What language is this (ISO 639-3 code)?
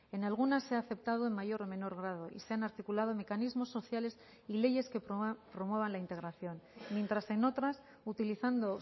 spa